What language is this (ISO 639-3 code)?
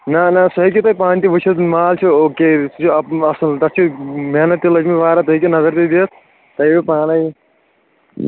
kas